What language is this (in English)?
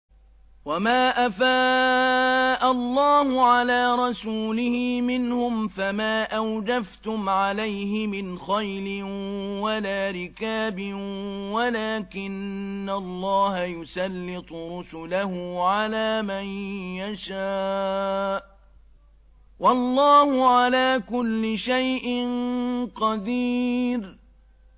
Arabic